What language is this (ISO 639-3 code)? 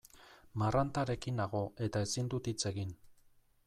eus